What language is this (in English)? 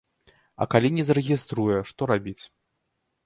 Belarusian